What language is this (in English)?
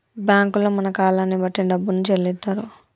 Telugu